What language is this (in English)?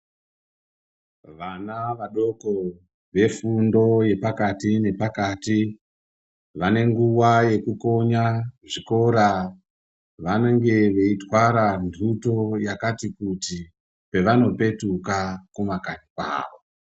Ndau